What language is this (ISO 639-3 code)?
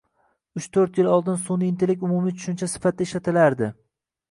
uzb